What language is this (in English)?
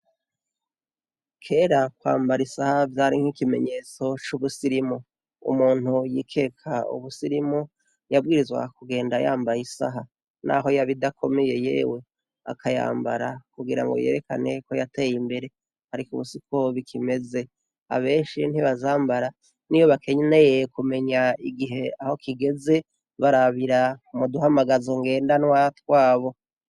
Rundi